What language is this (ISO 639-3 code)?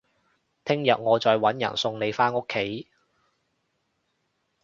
yue